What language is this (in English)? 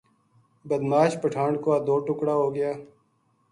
Gujari